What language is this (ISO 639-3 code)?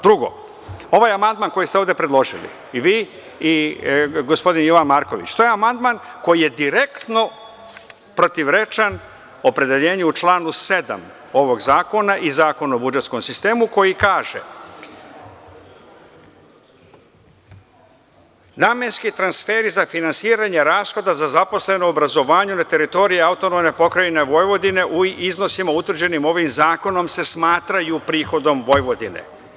srp